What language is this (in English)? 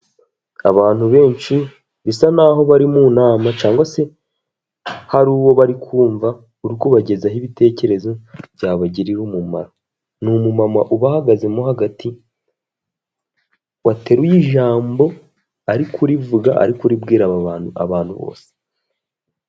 Kinyarwanda